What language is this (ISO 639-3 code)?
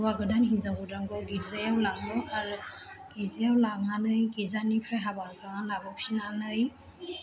brx